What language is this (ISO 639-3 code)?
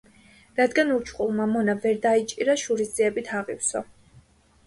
kat